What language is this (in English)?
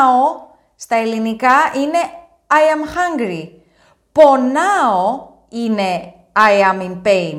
Greek